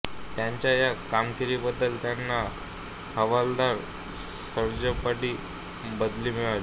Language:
Marathi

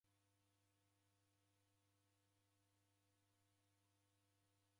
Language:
Taita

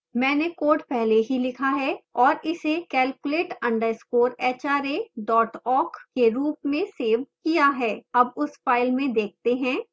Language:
Hindi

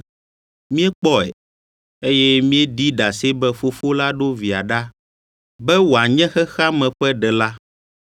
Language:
Ewe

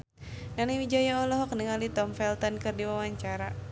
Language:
Sundanese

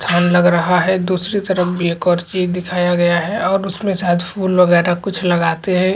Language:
Chhattisgarhi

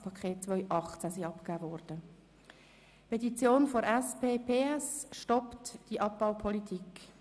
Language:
Swiss German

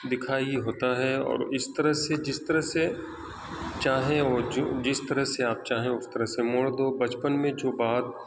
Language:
Urdu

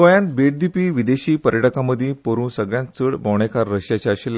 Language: Konkani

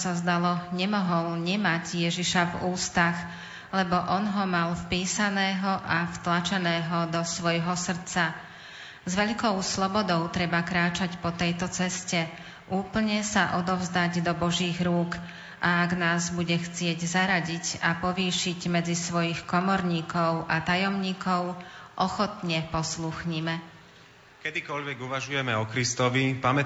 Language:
Slovak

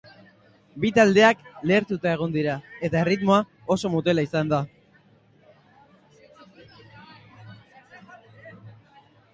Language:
Basque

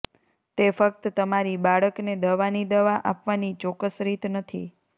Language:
Gujarati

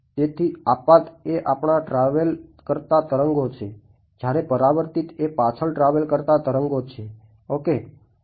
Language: Gujarati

